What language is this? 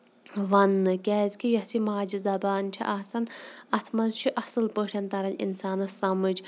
Kashmiri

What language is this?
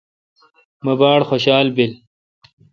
Kalkoti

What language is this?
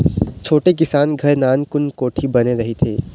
Chhattisgarhi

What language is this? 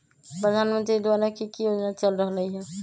Magahi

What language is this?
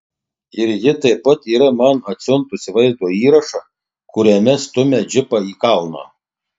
Lithuanian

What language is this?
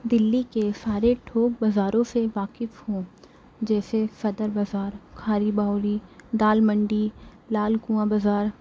Urdu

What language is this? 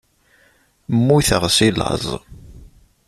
Kabyle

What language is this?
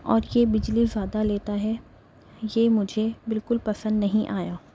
Urdu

